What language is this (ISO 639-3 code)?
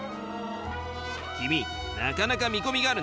jpn